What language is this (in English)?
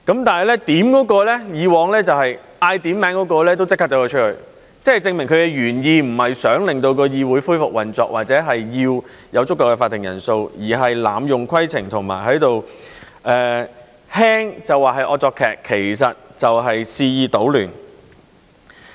Cantonese